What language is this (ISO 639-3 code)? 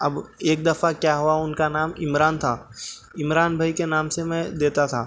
urd